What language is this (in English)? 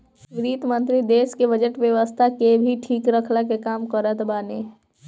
Bhojpuri